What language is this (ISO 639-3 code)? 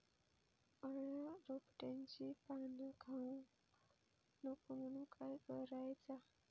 mar